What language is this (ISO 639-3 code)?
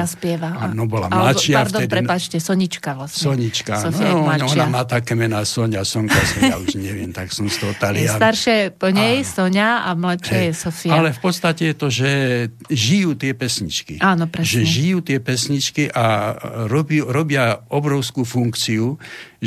slk